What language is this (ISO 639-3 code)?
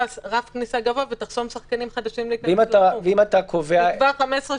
heb